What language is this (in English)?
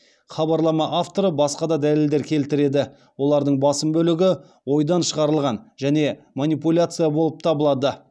Kazakh